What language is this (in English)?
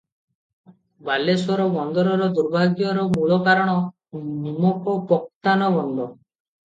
Odia